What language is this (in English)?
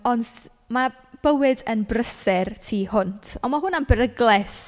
Welsh